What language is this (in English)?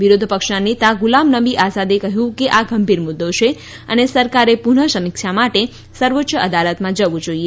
Gujarati